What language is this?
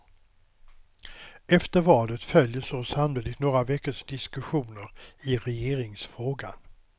Swedish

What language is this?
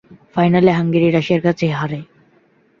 Bangla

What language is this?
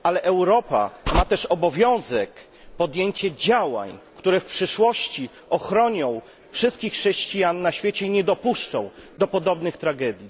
Polish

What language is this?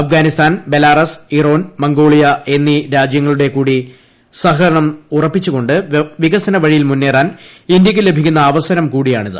Malayalam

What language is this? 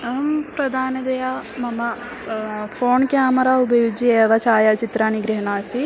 Sanskrit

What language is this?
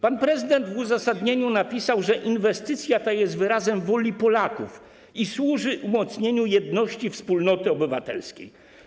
Polish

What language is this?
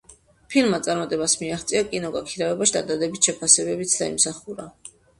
Georgian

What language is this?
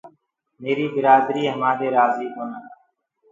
Gurgula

